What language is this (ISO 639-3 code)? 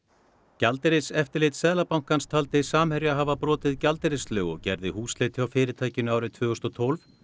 isl